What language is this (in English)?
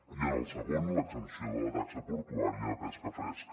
Catalan